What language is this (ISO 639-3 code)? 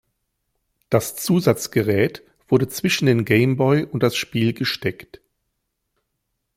deu